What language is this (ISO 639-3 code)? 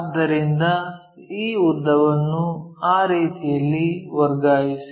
kan